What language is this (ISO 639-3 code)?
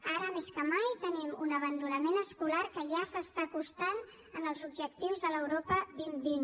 cat